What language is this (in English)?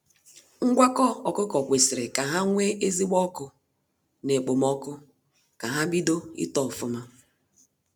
Igbo